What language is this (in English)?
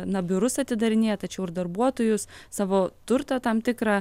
Lithuanian